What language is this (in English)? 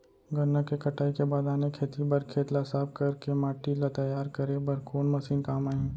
Chhattisgarhi